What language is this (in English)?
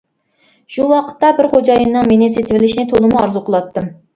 Uyghur